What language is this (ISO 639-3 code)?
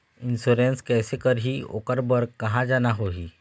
hne